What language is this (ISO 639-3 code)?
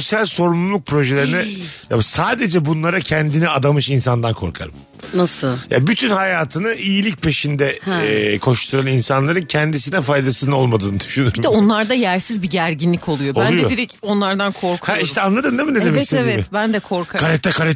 tur